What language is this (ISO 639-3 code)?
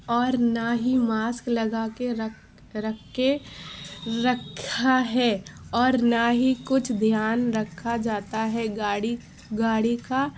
urd